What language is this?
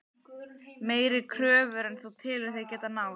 Icelandic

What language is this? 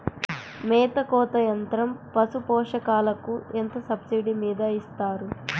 Telugu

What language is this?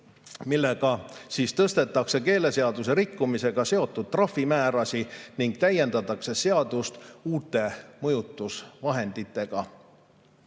Estonian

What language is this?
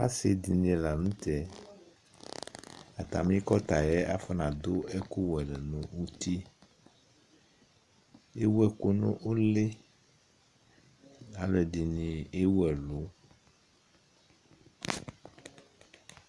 Ikposo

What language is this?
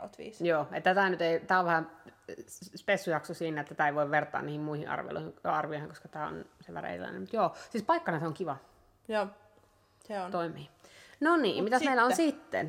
Finnish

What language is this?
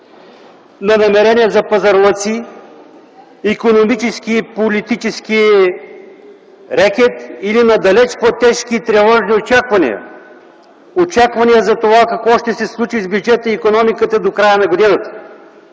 Bulgarian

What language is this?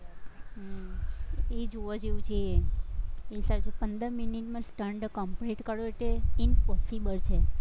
Gujarati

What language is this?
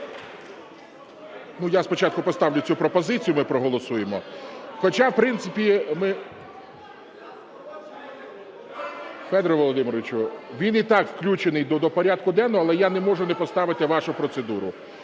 Ukrainian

